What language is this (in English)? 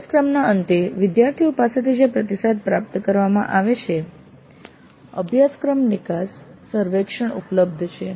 Gujarati